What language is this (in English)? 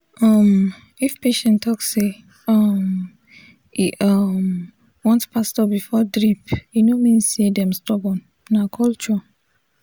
Nigerian Pidgin